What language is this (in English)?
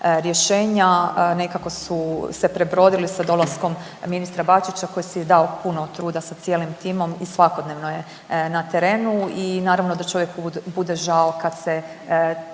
Croatian